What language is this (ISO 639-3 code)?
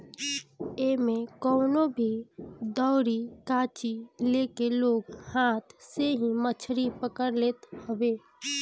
bho